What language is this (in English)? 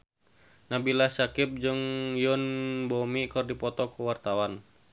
Sundanese